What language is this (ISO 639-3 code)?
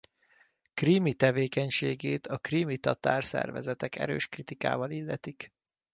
hun